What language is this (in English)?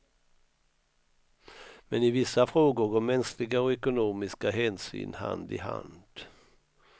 Swedish